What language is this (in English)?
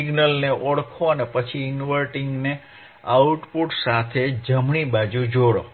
Gujarati